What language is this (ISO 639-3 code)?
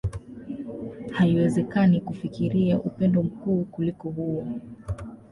swa